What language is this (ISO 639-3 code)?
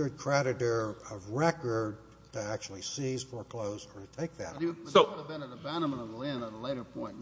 eng